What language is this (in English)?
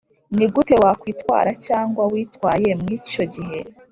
Kinyarwanda